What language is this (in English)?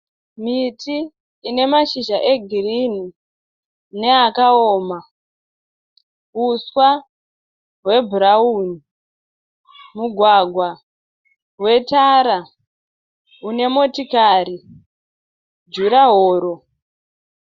Shona